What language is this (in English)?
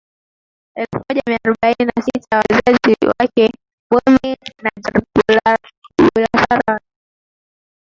Swahili